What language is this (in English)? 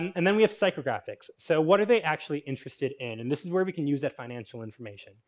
English